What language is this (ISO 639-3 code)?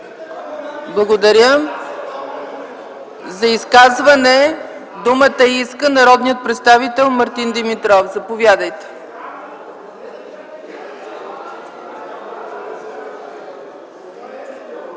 bul